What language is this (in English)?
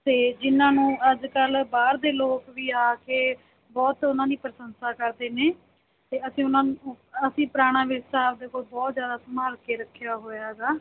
Punjabi